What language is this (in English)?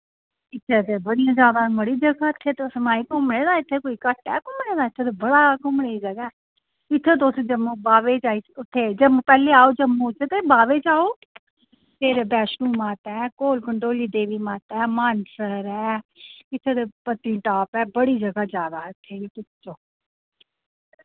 Dogri